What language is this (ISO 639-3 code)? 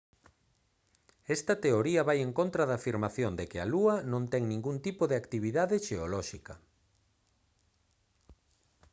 glg